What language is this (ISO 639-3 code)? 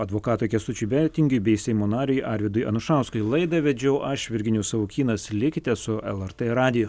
lit